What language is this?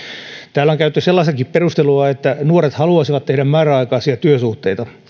Finnish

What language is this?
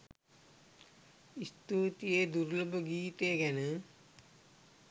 Sinhala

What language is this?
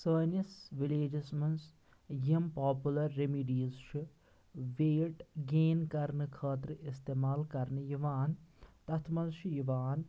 Kashmiri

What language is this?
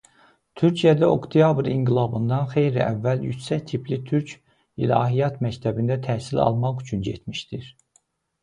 Azerbaijani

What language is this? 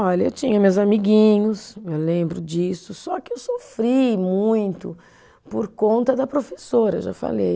Portuguese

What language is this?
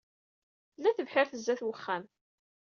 Kabyle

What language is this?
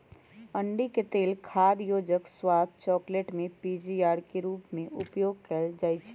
Magahi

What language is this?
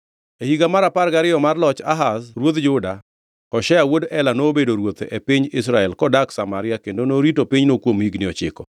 Luo (Kenya and Tanzania)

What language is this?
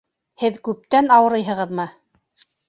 Bashkir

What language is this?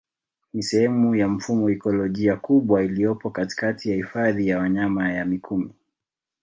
Swahili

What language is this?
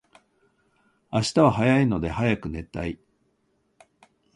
Japanese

